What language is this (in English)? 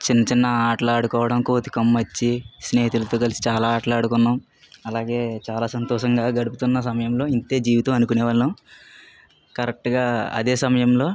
Telugu